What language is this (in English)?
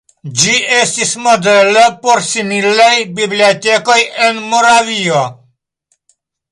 Esperanto